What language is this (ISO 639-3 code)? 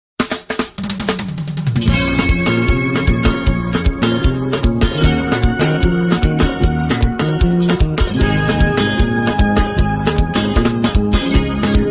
por